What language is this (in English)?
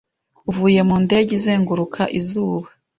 Kinyarwanda